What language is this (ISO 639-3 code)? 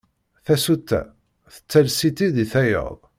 kab